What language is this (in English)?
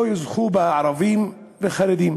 Hebrew